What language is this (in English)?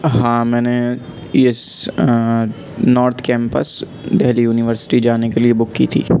Urdu